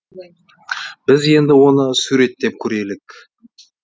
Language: Kazakh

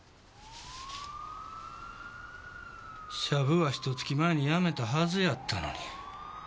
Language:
Japanese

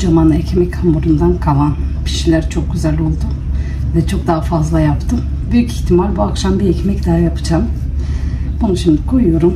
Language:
Turkish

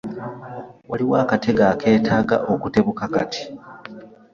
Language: Ganda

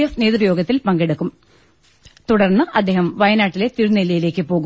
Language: Malayalam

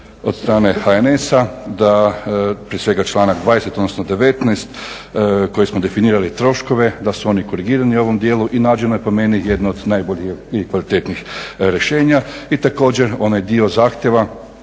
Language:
Croatian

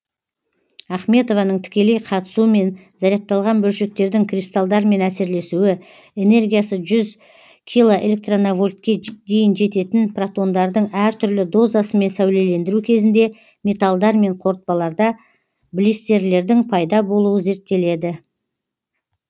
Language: Kazakh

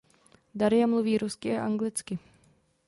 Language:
Czech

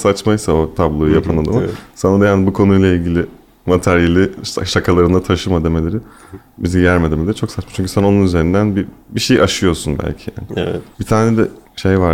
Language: Turkish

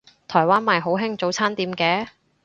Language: Cantonese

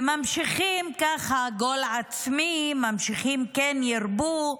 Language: Hebrew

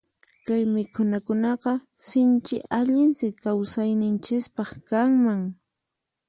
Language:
Puno Quechua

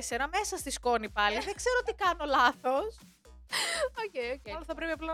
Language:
Greek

